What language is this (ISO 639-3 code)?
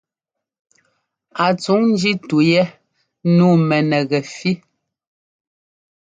jgo